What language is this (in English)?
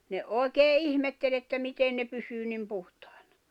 Finnish